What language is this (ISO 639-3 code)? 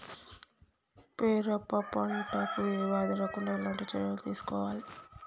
tel